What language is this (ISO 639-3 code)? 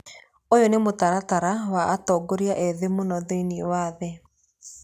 kik